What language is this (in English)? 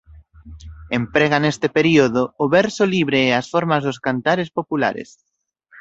Galician